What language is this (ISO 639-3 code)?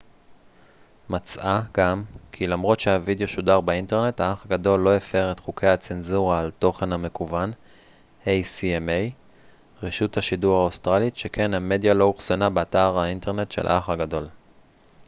heb